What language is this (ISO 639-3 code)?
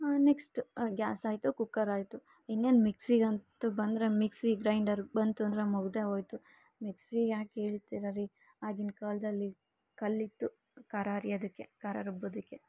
kan